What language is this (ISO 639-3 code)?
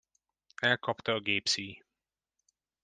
hun